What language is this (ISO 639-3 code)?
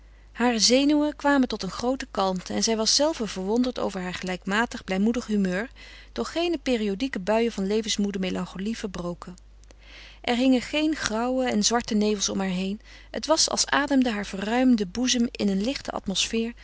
nld